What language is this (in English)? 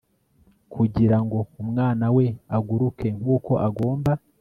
Kinyarwanda